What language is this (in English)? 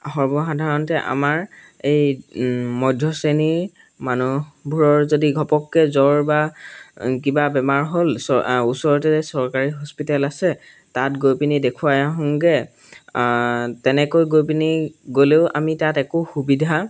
Assamese